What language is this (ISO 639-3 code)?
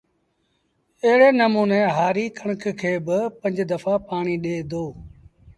sbn